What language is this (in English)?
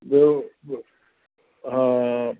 Sindhi